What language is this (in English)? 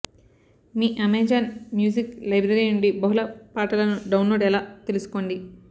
Telugu